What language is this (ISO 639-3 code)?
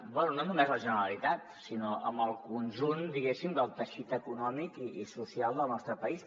cat